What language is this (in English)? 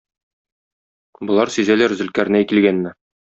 Tatar